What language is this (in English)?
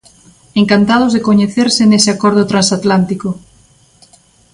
Galician